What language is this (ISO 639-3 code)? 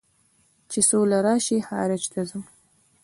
pus